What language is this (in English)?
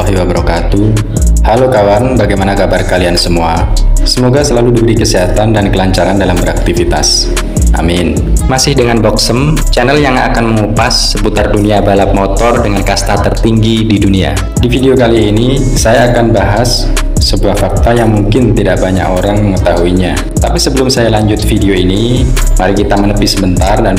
Indonesian